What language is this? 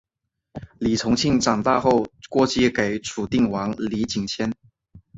Chinese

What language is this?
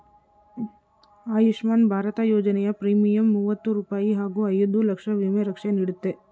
Kannada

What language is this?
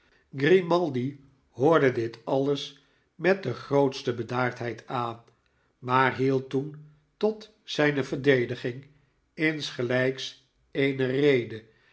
Dutch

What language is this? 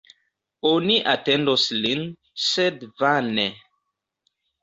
Esperanto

